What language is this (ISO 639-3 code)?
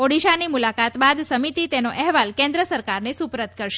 guj